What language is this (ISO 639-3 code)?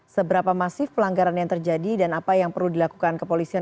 ind